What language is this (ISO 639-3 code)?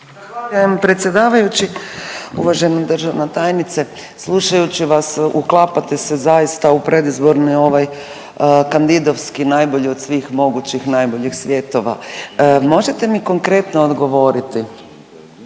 hrv